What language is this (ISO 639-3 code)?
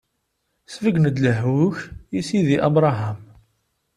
kab